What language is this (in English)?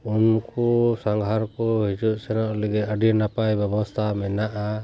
Santali